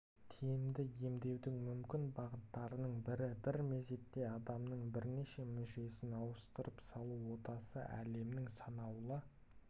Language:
Kazakh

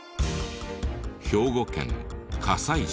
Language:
Japanese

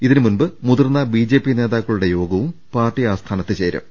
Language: Malayalam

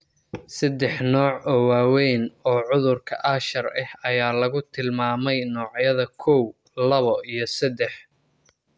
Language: Somali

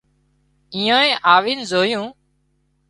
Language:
Wadiyara Koli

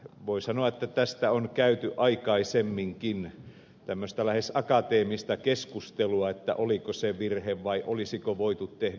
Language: Finnish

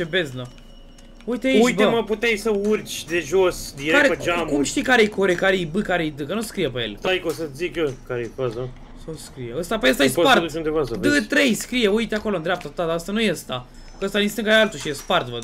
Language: Romanian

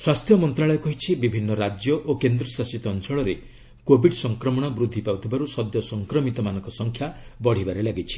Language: Odia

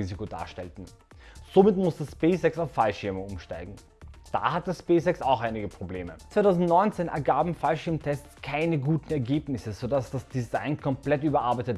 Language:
German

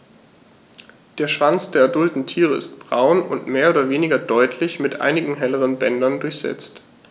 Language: German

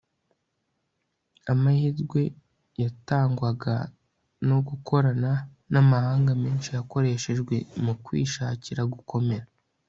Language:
Kinyarwanda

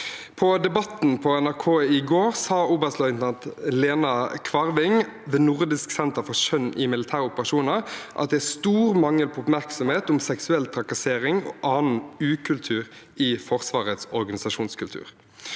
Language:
Norwegian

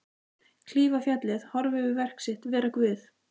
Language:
Icelandic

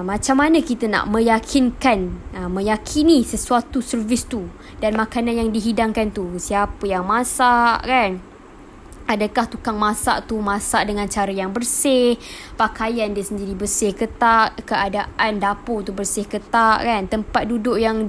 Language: Malay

